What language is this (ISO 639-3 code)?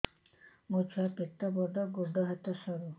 ori